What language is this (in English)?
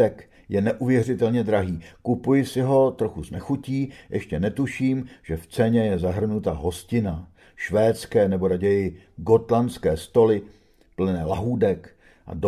Czech